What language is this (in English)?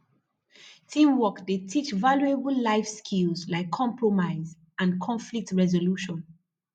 Nigerian Pidgin